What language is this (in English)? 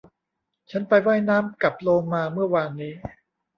Thai